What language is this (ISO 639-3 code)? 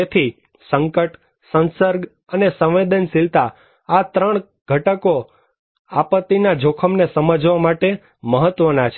guj